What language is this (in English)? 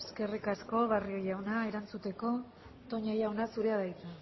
Basque